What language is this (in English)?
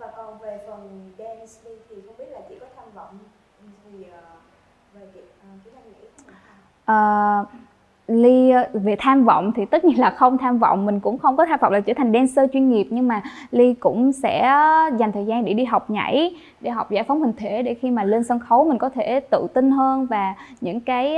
Vietnamese